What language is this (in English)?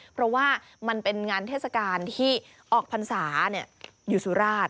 Thai